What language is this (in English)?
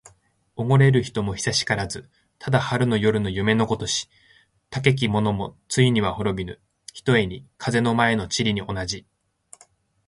Japanese